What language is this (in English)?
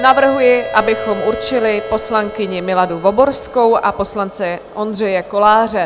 Czech